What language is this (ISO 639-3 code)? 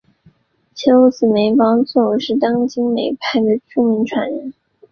zho